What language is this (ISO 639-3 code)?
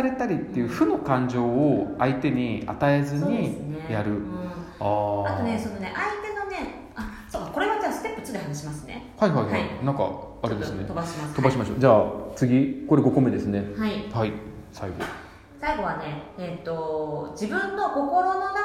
jpn